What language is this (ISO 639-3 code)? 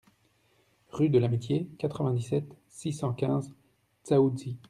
fra